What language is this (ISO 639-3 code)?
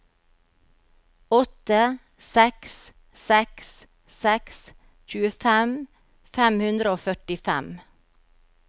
nor